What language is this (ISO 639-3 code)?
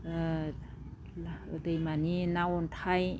brx